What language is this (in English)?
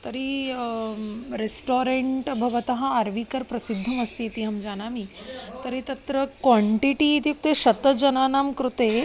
Sanskrit